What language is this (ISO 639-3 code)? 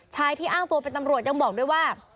tha